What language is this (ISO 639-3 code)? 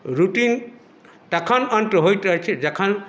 mai